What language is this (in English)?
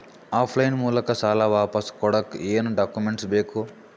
Kannada